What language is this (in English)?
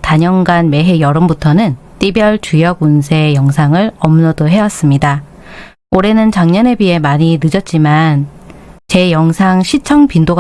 Korean